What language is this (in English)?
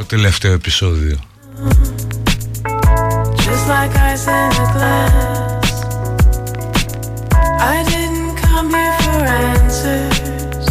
Greek